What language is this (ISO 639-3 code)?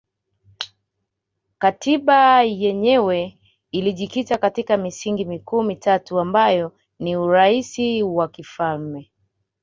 swa